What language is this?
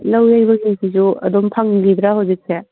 Manipuri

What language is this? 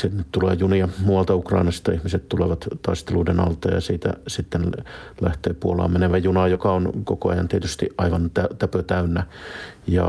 Finnish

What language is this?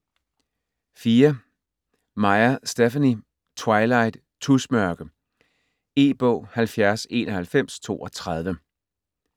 Danish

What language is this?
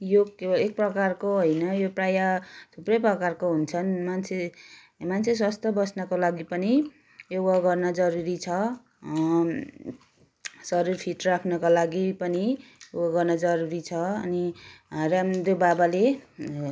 Nepali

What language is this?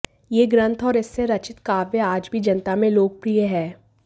Hindi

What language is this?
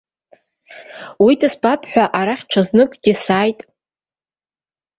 Abkhazian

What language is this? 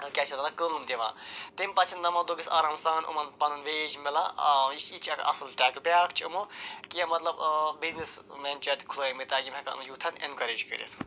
Kashmiri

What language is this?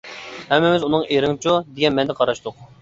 Uyghur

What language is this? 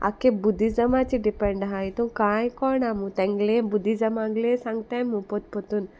Konkani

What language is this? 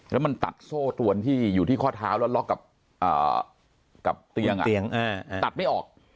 Thai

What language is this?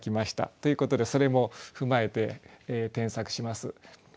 Japanese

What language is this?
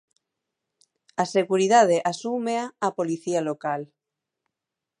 Galician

